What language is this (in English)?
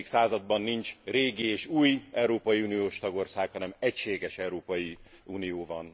Hungarian